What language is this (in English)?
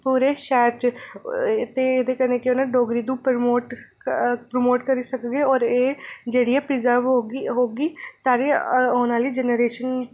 Dogri